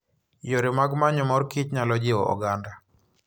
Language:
Luo (Kenya and Tanzania)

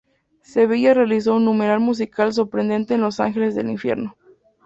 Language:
Spanish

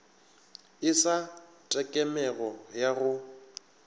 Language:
Northern Sotho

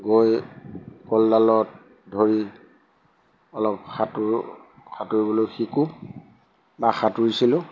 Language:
Assamese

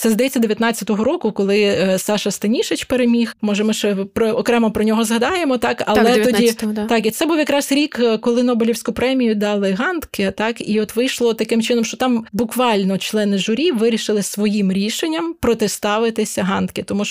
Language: Ukrainian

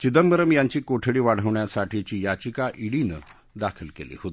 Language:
Marathi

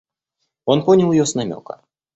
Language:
Russian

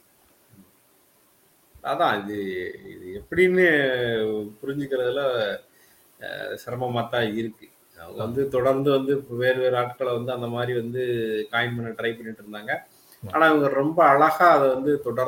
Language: Tamil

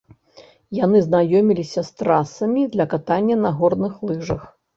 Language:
Belarusian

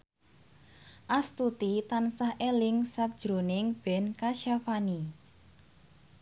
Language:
Javanese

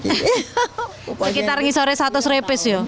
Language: Indonesian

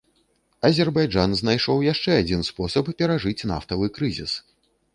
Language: Belarusian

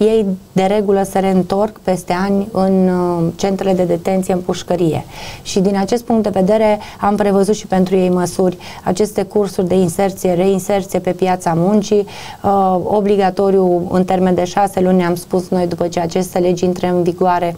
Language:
Romanian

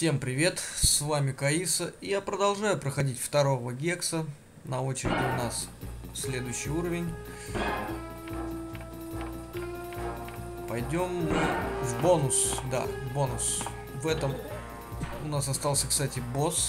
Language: Russian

